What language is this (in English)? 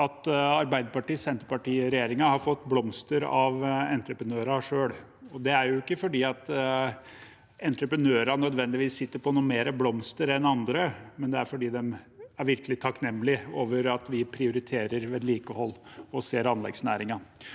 Norwegian